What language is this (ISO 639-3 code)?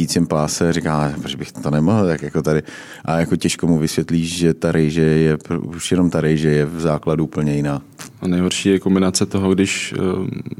ces